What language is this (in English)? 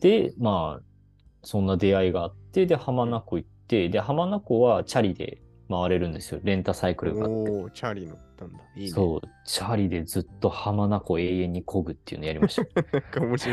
Japanese